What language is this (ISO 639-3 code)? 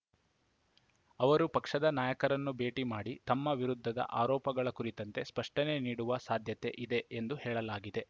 kan